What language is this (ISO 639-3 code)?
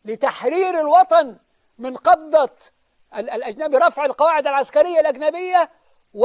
ara